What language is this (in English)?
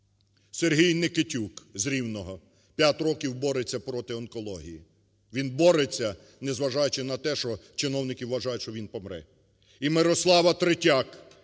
Ukrainian